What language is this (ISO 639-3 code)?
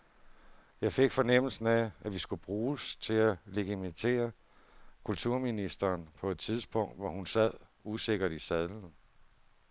dan